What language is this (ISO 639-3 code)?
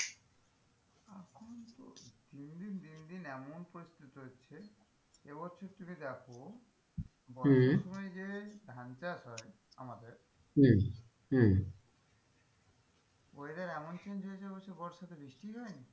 ben